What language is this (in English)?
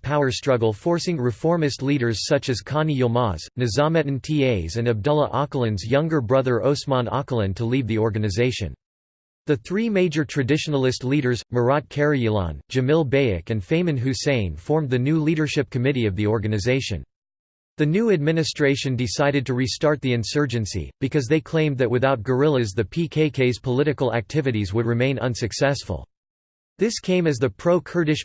English